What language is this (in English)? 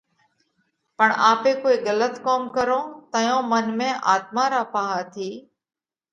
Parkari Koli